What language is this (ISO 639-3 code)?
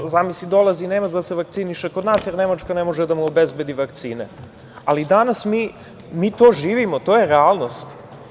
srp